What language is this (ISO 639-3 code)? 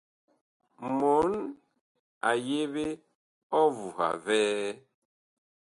bkh